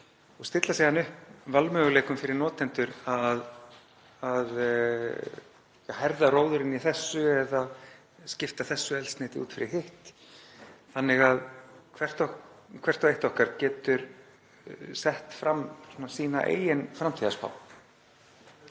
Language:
Icelandic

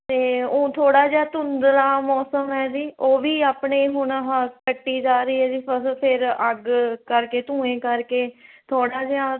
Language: Punjabi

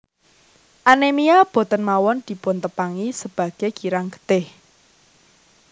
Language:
Javanese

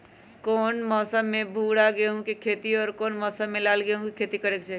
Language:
Magahi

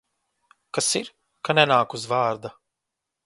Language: Latvian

